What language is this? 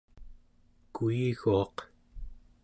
Central Yupik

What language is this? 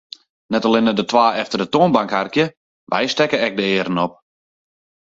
Western Frisian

